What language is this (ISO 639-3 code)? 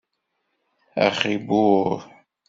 kab